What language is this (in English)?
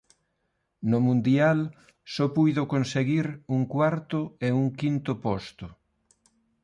Galician